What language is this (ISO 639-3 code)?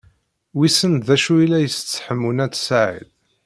kab